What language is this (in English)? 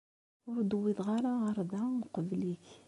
Kabyle